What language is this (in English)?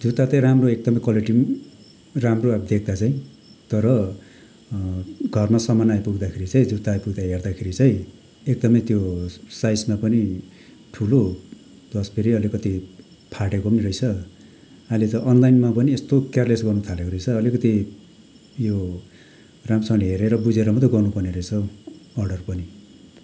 Nepali